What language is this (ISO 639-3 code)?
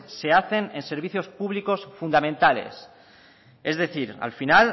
spa